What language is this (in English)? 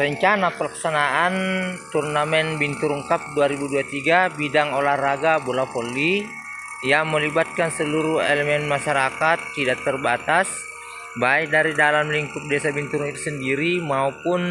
Indonesian